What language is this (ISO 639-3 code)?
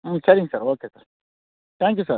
tam